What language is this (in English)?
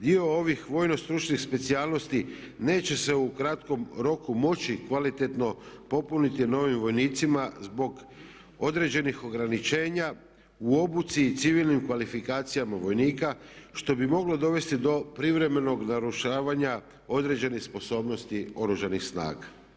Croatian